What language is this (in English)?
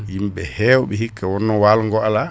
Fula